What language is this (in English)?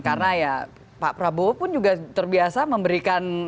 Indonesian